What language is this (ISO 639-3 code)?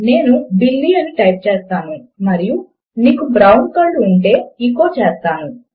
tel